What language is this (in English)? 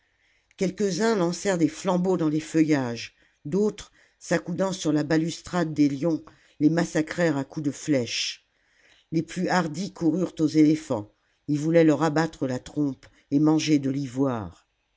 French